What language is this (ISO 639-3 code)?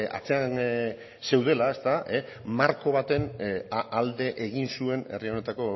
eus